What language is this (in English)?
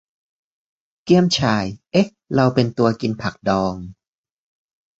Thai